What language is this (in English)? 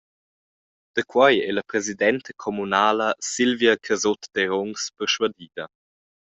Romansh